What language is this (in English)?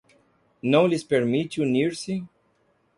Portuguese